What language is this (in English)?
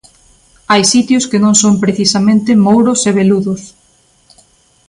Galician